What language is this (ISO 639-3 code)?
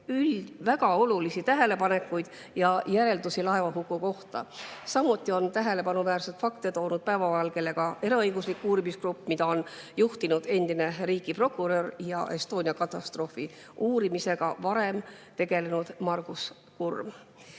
est